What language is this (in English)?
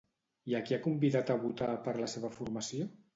Catalan